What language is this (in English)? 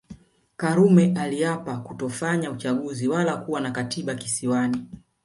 Swahili